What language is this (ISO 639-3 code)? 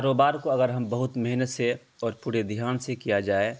urd